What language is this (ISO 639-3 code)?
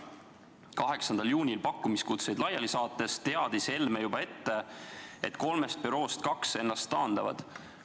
est